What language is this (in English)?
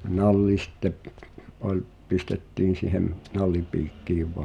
Finnish